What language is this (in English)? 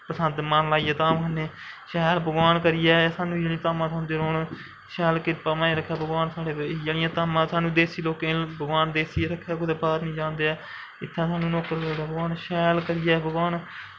Dogri